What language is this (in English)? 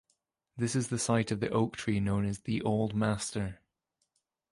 English